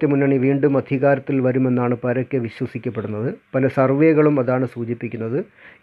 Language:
Malayalam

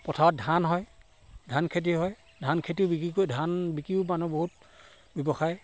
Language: Assamese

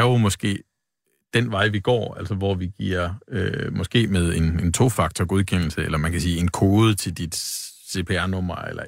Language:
Danish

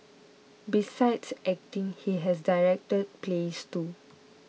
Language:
English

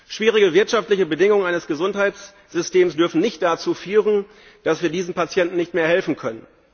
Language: German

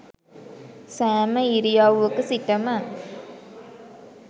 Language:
Sinhala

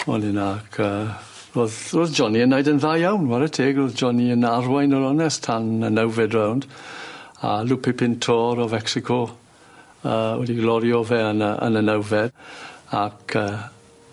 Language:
Welsh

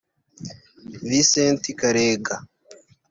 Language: Kinyarwanda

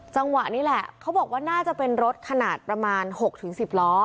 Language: Thai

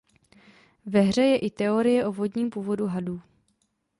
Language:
Czech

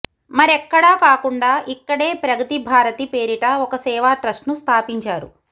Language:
Telugu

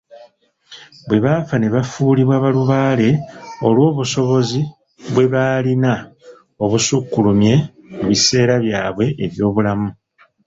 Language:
Ganda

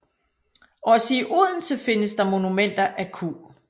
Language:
Danish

